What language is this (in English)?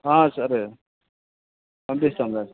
Telugu